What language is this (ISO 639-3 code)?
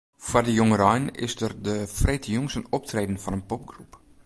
fry